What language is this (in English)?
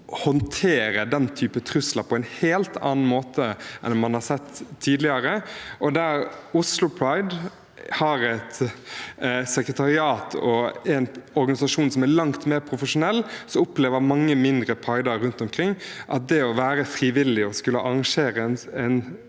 Norwegian